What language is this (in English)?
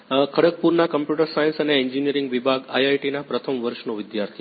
Gujarati